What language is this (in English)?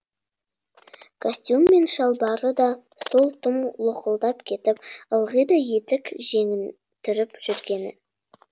Kazakh